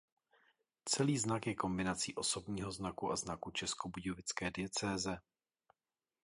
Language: Czech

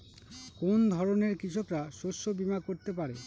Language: Bangla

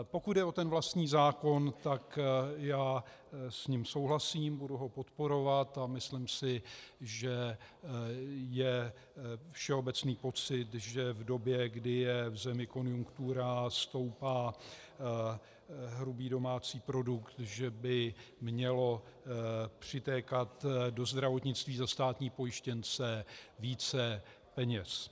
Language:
Czech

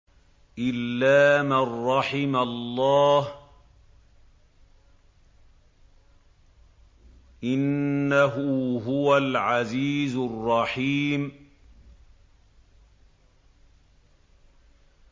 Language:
Arabic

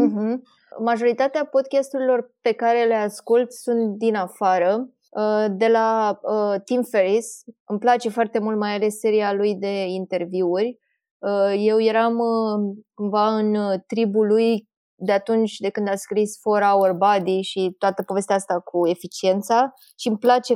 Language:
Romanian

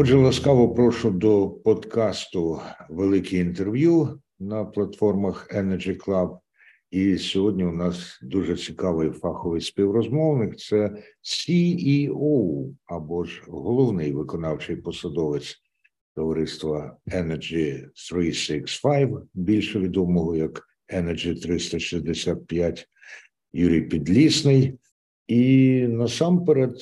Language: Ukrainian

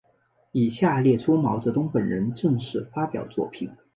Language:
Chinese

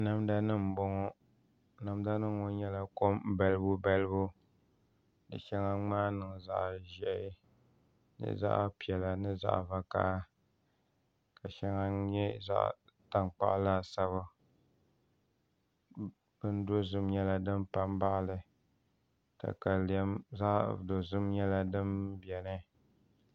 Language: Dagbani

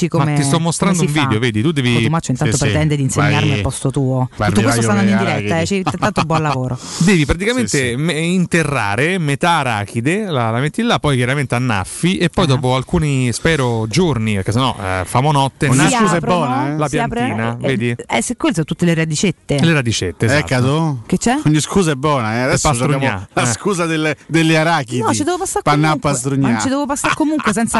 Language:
Italian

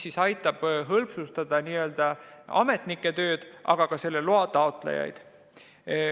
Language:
Estonian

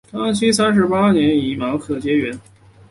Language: Chinese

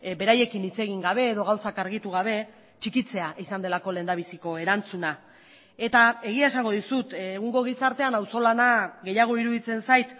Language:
Basque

